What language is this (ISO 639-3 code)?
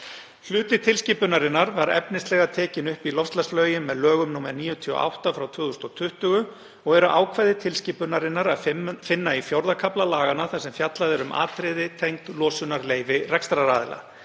isl